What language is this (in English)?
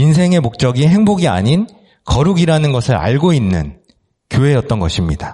Korean